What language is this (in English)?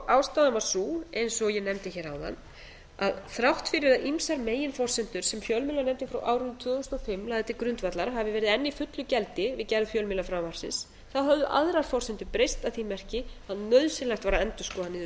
Icelandic